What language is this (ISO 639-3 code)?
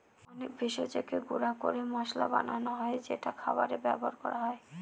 ben